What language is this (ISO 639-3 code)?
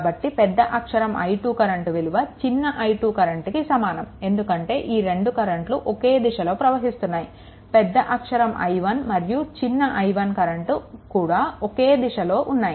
tel